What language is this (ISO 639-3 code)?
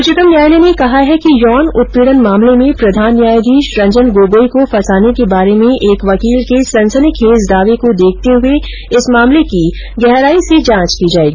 hin